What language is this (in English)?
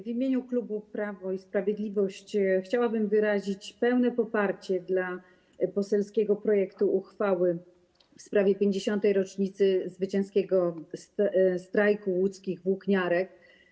Polish